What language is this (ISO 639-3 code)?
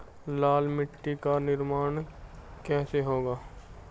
hin